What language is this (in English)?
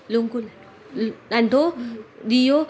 Sindhi